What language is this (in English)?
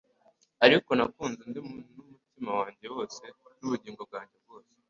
Kinyarwanda